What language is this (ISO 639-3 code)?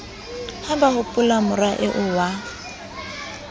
sot